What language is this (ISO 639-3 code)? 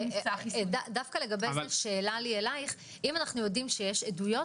heb